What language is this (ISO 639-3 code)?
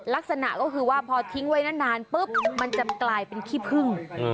tha